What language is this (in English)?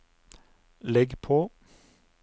Norwegian